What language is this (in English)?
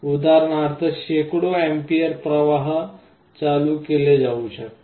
Marathi